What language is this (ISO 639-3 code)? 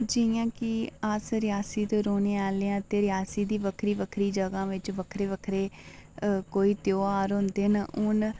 doi